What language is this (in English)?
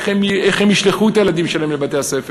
Hebrew